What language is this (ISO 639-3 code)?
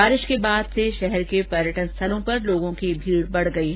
hin